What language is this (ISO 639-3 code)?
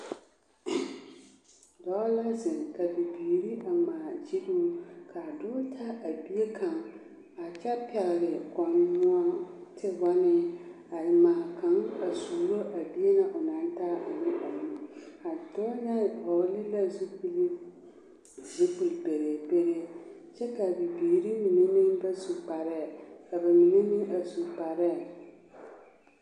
dga